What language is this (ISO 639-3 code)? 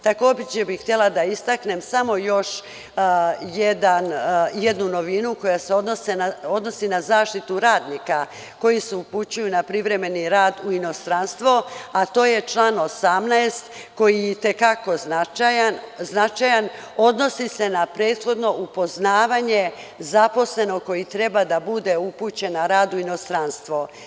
srp